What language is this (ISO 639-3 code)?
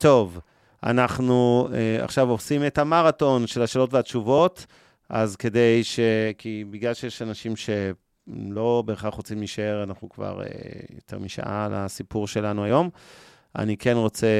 heb